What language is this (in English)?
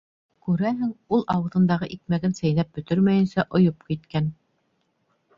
Bashkir